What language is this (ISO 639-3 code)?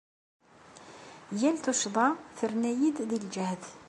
kab